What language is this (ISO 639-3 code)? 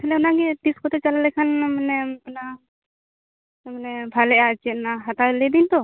sat